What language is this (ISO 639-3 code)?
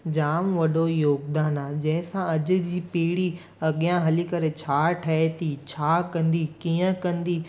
snd